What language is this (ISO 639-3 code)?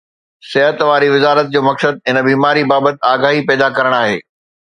snd